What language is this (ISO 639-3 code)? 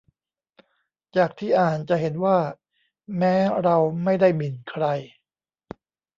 tha